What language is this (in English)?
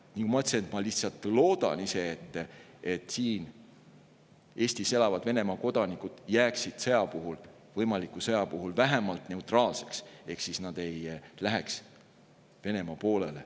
Estonian